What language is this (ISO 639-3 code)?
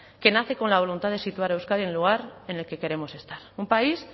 spa